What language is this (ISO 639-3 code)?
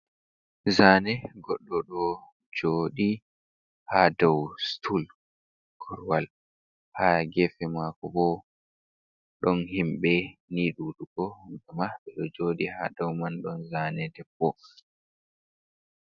ful